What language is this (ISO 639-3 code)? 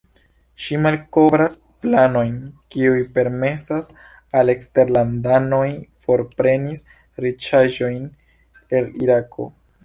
epo